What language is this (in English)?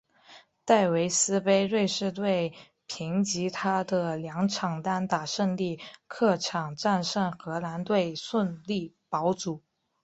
Chinese